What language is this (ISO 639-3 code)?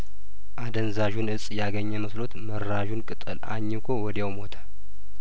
amh